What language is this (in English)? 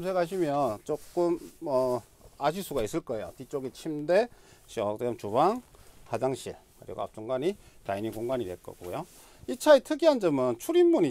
Korean